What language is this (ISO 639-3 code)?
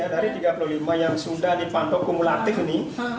ind